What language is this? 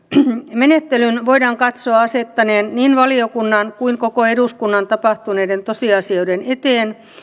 Finnish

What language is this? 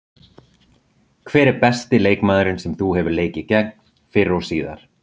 Icelandic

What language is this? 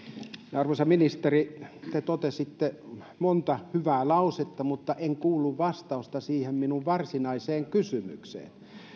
Finnish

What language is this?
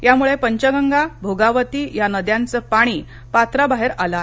Marathi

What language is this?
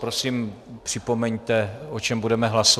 Czech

